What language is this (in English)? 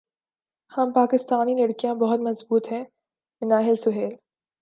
Urdu